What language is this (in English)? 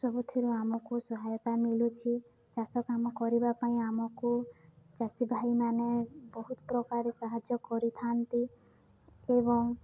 Odia